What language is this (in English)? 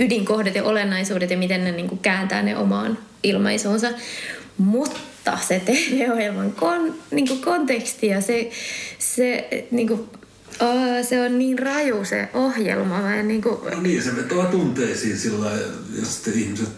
Finnish